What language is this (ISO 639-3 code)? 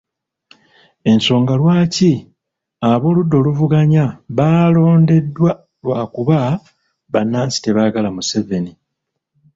lug